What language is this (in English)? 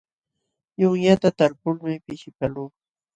Jauja Wanca Quechua